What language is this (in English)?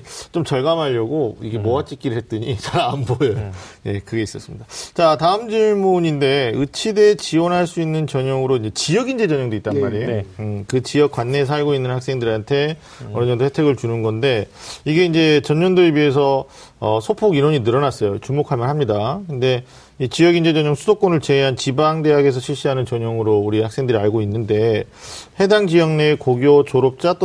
Korean